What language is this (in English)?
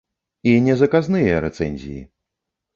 Belarusian